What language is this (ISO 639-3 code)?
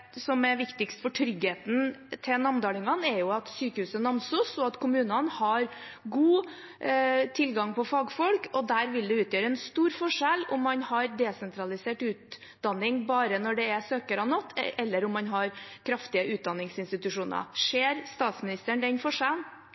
nob